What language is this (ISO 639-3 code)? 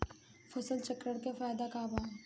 bho